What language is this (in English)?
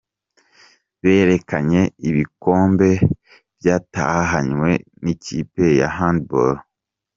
Kinyarwanda